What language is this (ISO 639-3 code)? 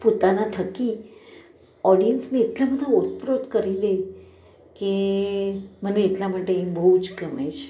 guj